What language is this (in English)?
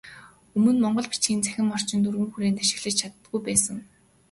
Mongolian